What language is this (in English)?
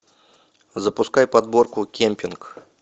Russian